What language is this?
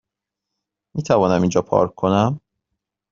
Persian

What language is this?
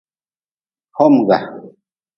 Nawdm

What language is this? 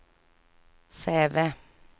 Swedish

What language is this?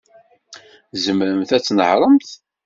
Kabyle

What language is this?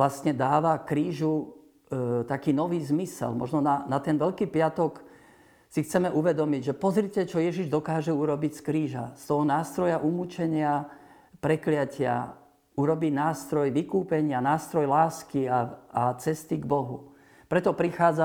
Slovak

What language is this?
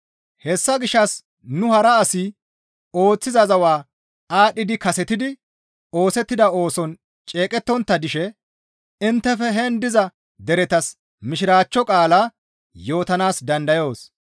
Gamo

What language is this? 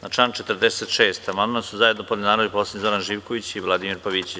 Serbian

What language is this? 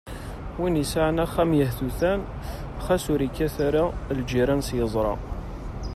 Kabyle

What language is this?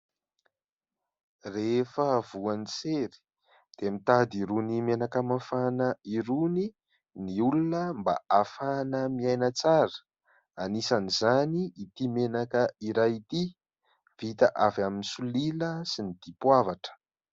Malagasy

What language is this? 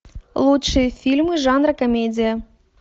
Russian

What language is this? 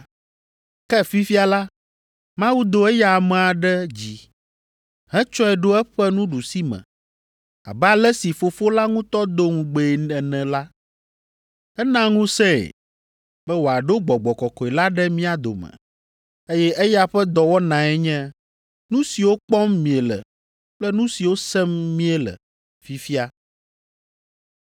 Ewe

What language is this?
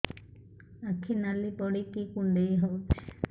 Odia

